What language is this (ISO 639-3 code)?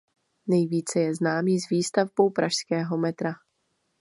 ces